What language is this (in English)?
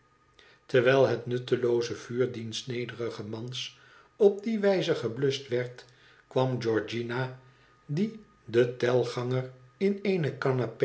Dutch